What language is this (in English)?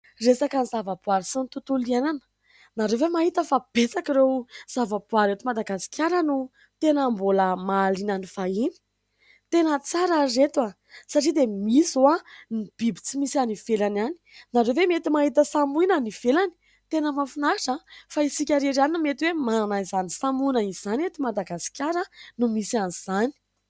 Malagasy